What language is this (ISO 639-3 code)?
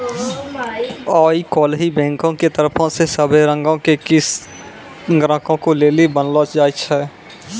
mai